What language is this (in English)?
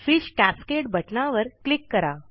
Marathi